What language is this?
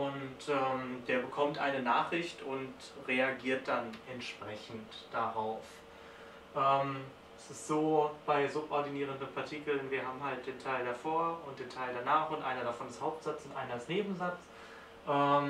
German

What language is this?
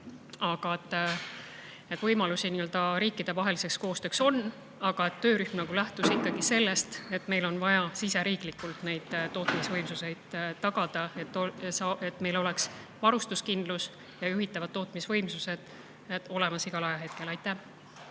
Estonian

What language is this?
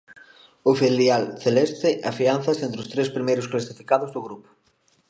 Galician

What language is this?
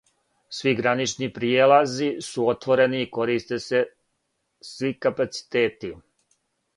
Serbian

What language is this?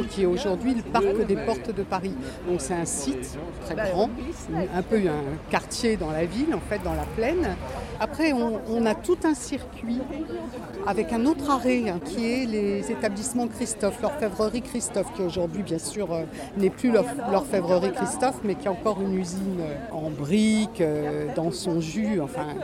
French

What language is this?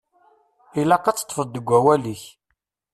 Kabyle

